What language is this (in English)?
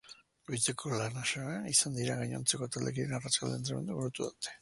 Basque